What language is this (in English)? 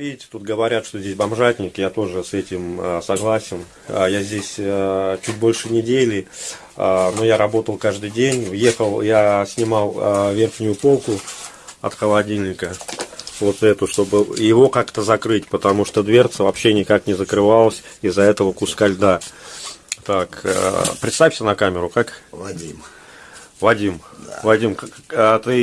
Russian